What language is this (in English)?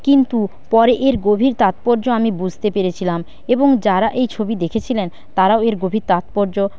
Bangla